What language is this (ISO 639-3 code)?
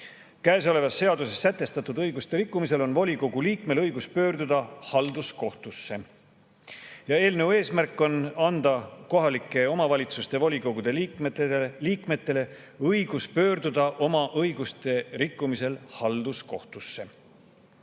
est